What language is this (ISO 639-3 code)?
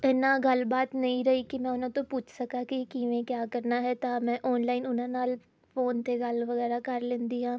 pan